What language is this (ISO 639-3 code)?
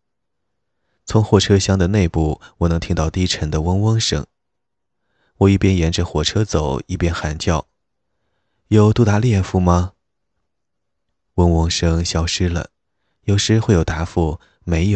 zho